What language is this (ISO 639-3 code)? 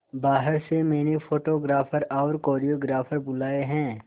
hin